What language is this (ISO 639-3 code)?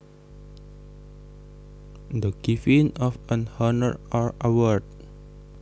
jav